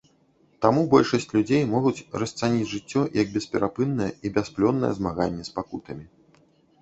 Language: Belarusian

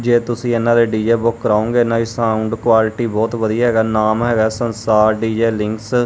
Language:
Punjabi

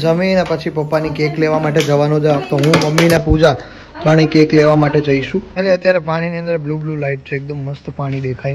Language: Gujarati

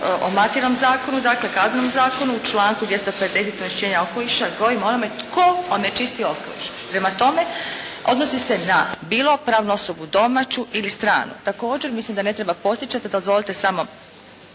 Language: Croatian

